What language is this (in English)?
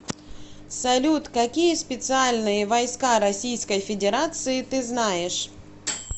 Russian